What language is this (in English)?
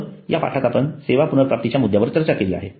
Marathi